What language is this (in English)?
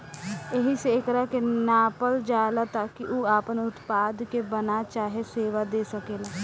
Bhojpuri